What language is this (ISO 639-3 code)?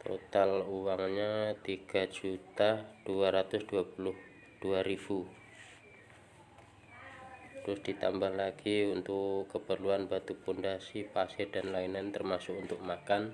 ind